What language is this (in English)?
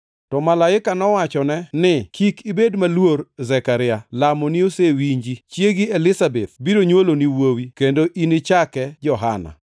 Luo (Kenya and Tanzania)